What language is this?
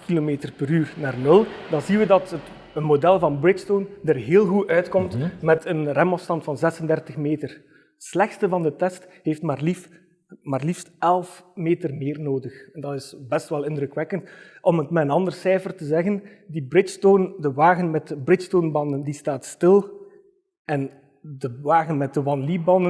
Dutch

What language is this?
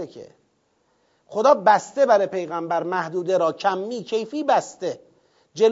Persian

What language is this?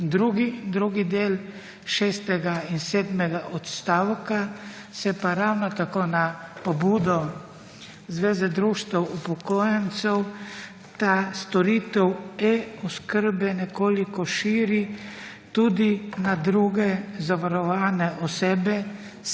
Slovenian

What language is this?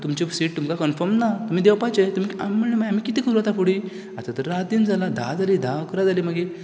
Konkani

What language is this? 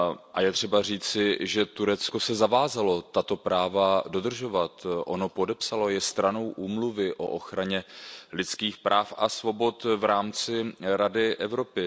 Czech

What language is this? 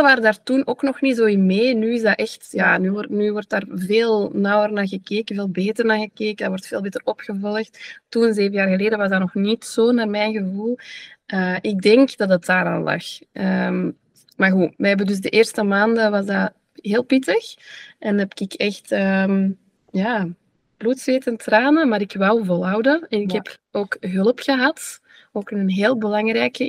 Dutch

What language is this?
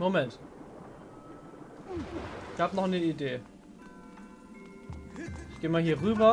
German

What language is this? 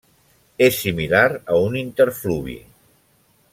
Catalan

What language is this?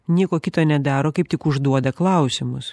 Lithuanian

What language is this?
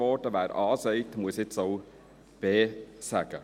Swiss German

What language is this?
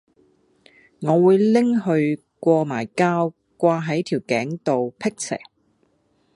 Cantonese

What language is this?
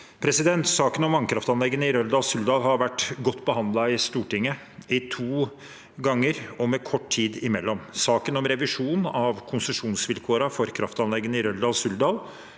Norwegian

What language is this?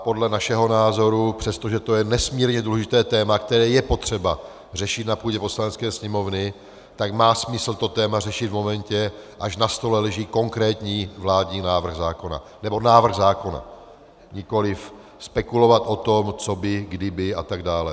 Czech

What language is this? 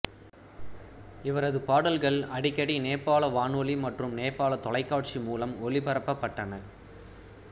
Tamil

